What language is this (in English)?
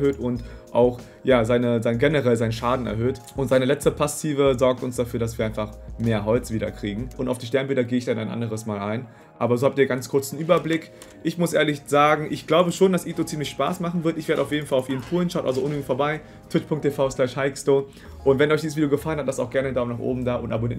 German